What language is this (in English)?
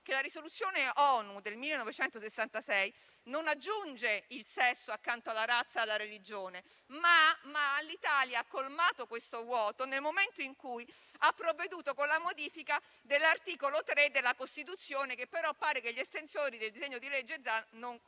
Italian